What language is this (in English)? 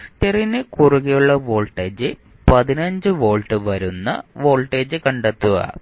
Malayalam